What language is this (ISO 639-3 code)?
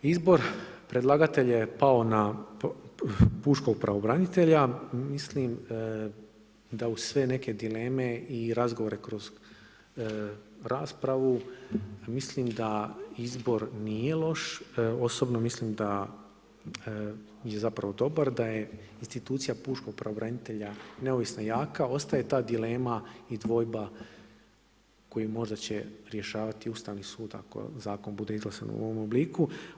hrv